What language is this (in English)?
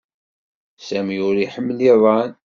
Kabyle